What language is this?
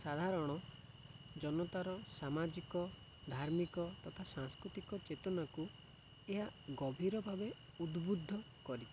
Odia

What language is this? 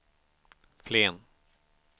Swedish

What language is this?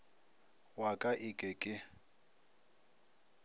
Northern Sotho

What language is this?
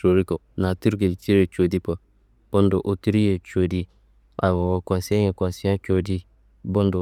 Kanembu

